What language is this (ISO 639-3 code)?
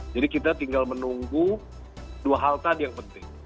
ind